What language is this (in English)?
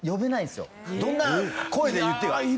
Japanese